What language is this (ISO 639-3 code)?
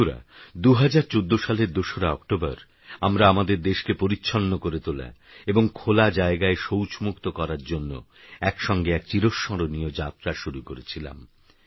ben